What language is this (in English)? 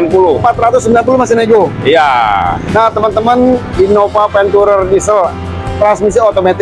Indonesian